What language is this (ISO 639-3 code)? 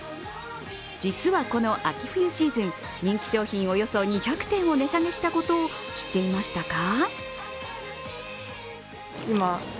jpn